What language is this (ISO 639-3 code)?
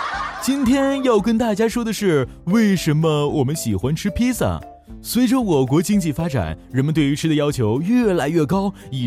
zho